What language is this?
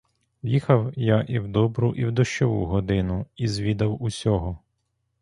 Ukrainian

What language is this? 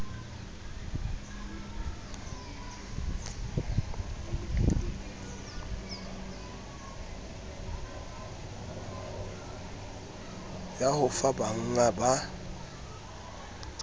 Southern Sotho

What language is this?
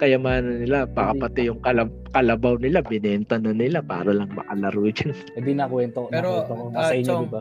Filipino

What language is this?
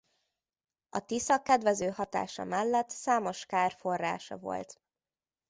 Hungarian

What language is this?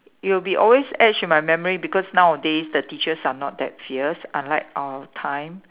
English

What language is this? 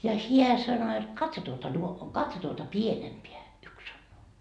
Finnish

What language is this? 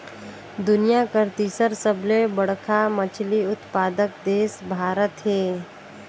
Chhattisgarhi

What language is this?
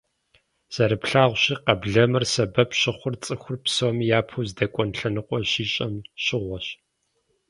Kabardian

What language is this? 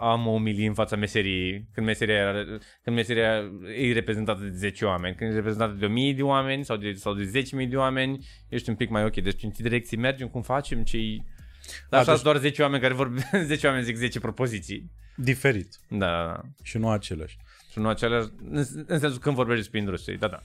Romanian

